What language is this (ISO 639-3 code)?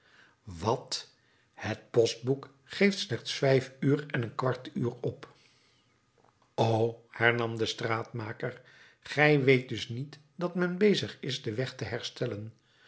nld